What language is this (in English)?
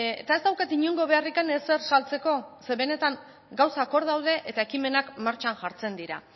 Basque